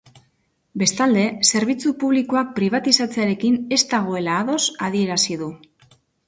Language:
Basque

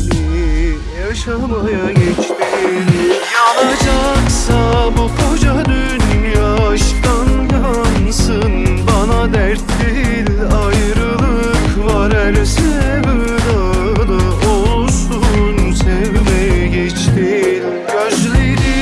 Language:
Turkish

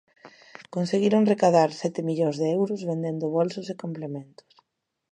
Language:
Galician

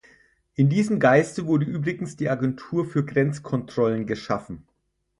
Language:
German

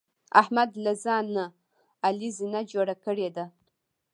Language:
Pashto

